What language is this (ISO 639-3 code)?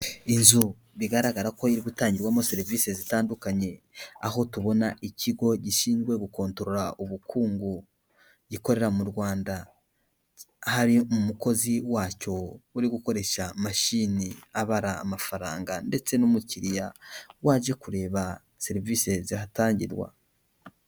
kin